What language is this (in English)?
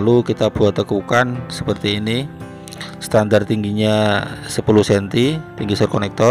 Indonesian